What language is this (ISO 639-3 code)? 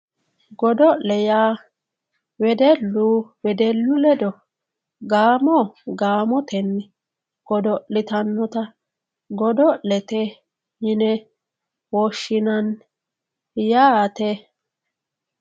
sid